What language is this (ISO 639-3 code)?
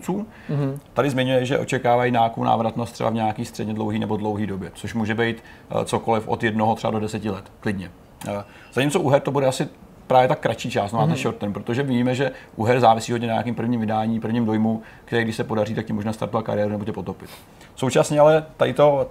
ces